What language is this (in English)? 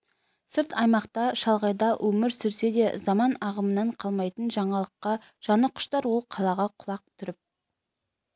Kazakh